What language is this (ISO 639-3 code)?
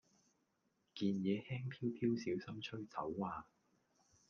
yue